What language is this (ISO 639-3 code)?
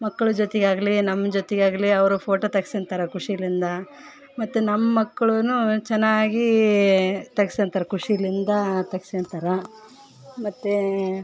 kan